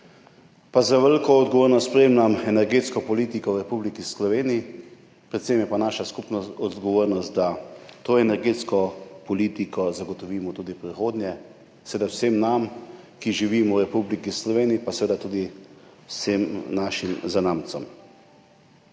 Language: Slovenian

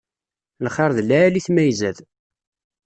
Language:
Kabyle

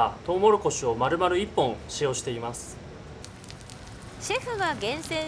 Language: Japanese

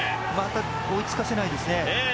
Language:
Japanese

